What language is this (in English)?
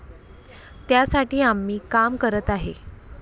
Marathi